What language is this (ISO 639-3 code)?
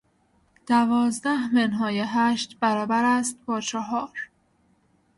fas